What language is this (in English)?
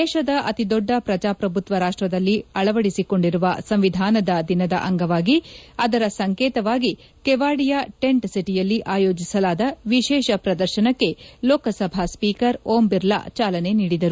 Kannada